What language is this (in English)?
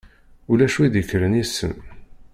Kabyle